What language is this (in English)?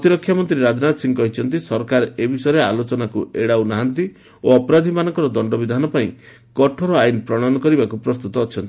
Odia